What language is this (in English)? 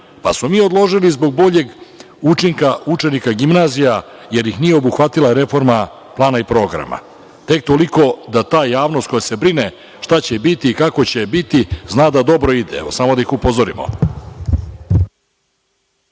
Serbian